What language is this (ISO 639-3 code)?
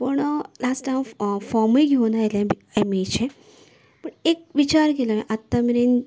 kok